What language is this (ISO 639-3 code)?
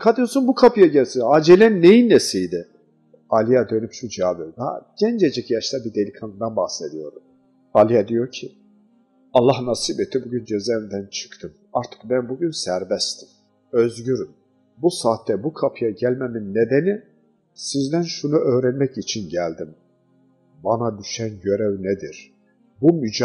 tur